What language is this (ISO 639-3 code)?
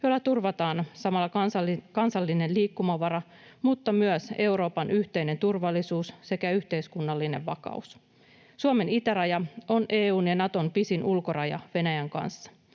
fin